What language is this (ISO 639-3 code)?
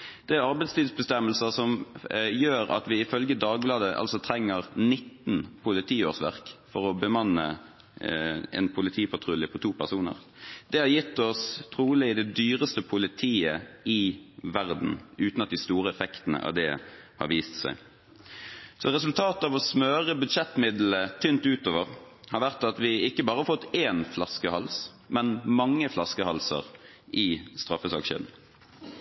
nob